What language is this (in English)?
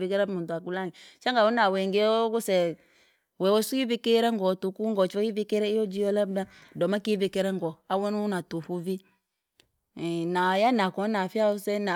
Langi